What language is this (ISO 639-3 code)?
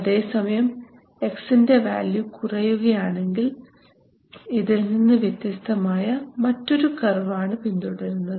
mal